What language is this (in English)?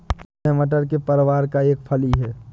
Hindi